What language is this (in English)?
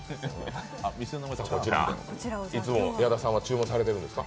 Japanese